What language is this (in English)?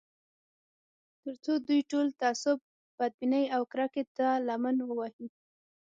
Pashto